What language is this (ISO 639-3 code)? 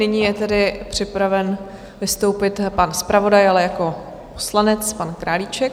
ces